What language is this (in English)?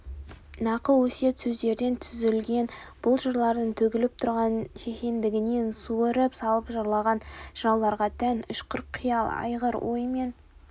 Kazakh